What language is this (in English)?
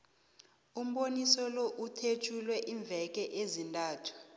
South Ndebele